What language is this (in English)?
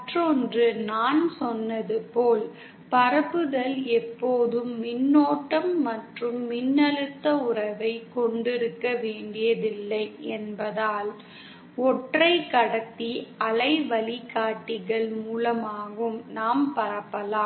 Tamil